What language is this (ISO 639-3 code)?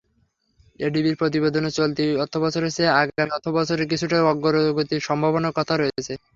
ben